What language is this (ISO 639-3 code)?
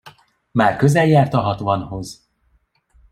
hun